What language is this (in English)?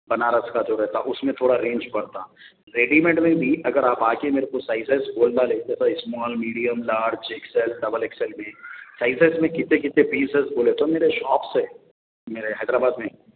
Urdu